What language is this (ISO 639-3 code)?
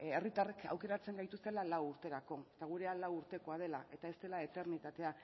eus